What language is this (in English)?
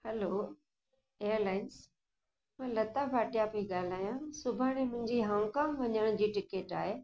Sindhi